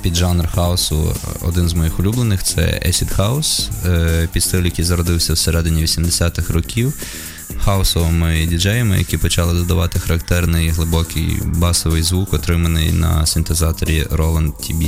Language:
Ukrainian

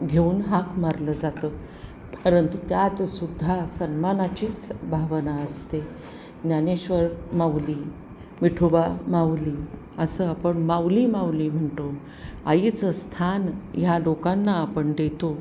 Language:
Marathi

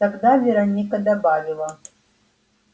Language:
Russian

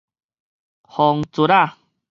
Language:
Min Nan Chinese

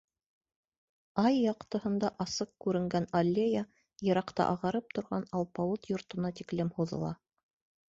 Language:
Bashkir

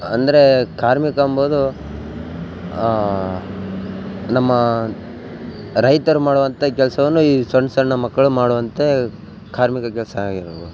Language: Kannada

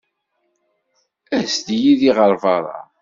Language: Kabyle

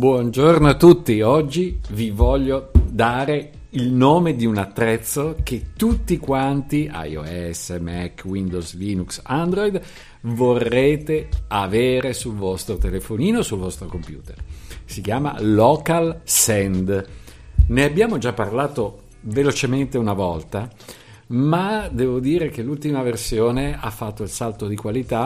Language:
Italian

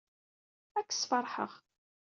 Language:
Kabyle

